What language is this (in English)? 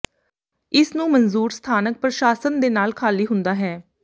Punjabi